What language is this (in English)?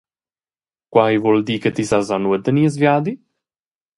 Romansh